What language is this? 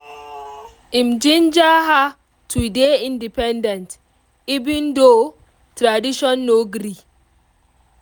Nigerian Pidgin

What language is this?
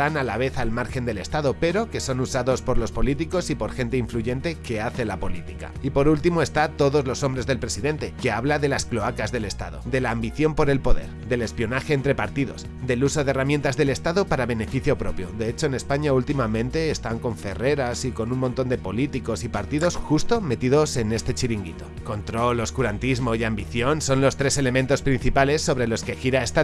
Spanish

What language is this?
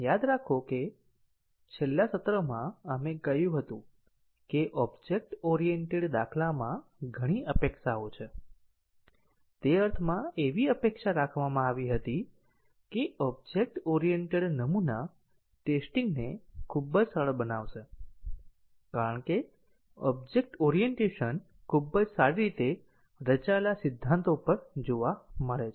Gujarati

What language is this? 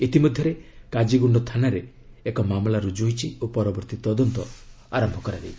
Odia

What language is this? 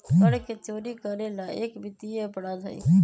Magahi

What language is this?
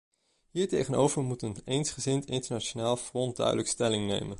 Dutch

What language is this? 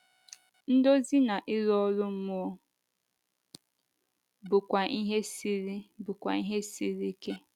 Igbo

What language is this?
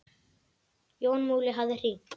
Icelandic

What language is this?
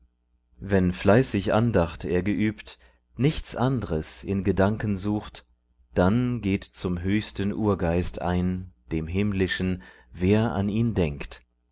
German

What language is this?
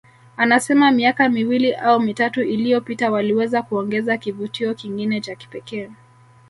Swahili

